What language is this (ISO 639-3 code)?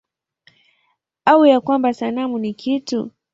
swa